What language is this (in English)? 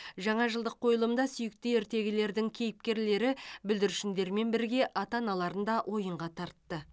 Kazakh